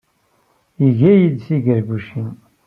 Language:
Kabyle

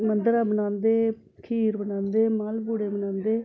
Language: Dogri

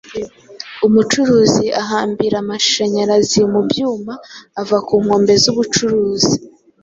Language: Kinyarwanda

